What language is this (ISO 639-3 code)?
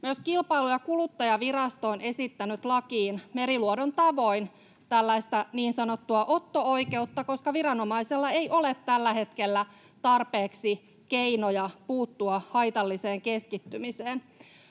fin